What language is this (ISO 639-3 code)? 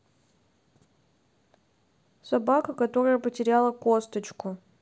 rus